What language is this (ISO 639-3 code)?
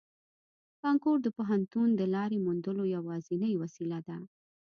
pus